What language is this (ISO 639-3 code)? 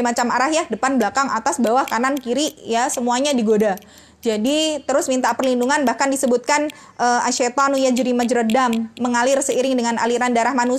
ind